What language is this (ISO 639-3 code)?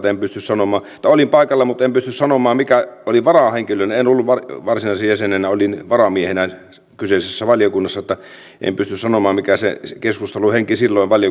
fin